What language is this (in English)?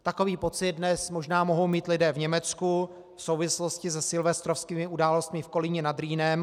Czech